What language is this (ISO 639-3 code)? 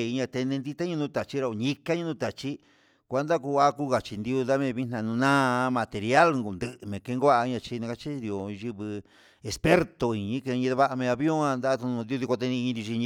mxs